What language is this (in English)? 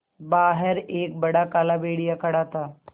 Hindi